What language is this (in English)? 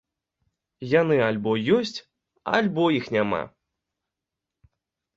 Belarusian